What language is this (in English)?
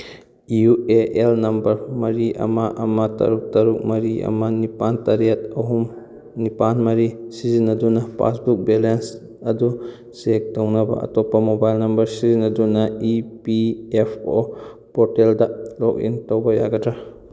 Manipuri